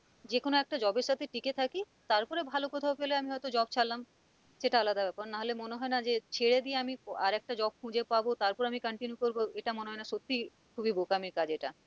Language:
Bangla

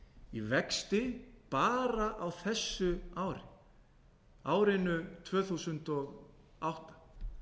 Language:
Icelandic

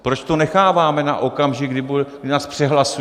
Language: Czech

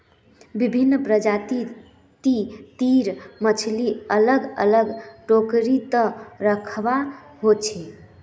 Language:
Magahi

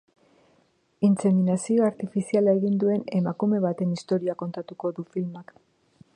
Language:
Basque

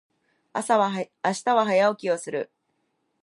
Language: Japanese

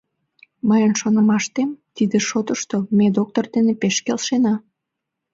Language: Mari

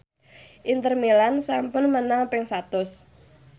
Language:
Javanese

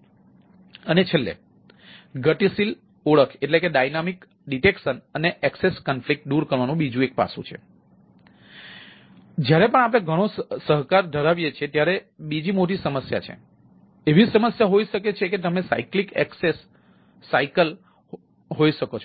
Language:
Gujarati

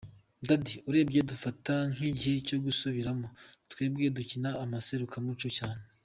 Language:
Kinyarwanda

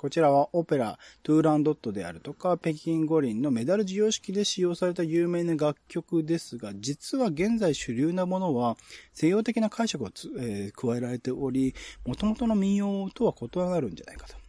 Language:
Japanese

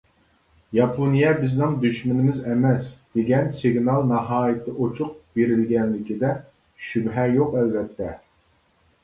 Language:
Uyghur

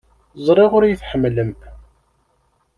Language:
Kabyle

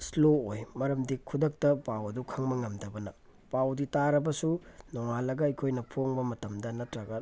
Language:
Manipuri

